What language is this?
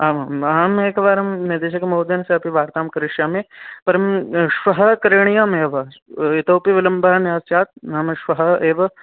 Sanskrit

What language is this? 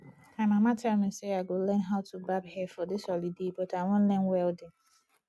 Nigerian Pidgin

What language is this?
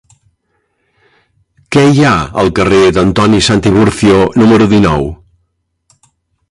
Catalan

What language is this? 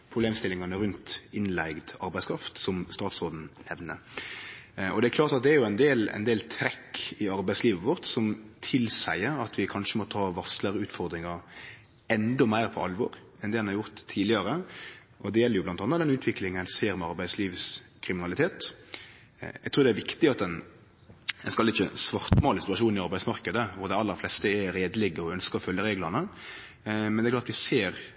Norwegian Nynorsk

